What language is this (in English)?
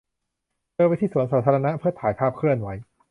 Thai